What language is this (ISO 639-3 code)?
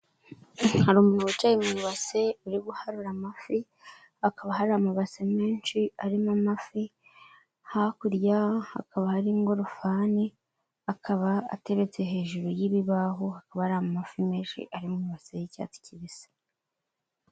kin